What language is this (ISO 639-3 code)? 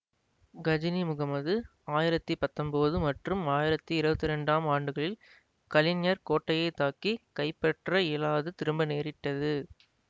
tam